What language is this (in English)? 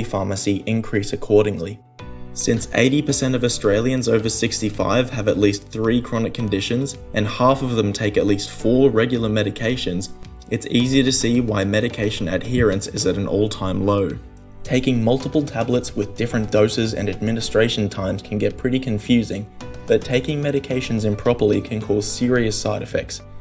English